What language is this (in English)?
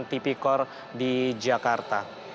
Indonesian